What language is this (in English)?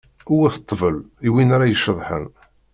Kabyle